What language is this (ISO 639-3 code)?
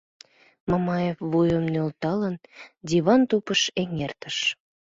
chm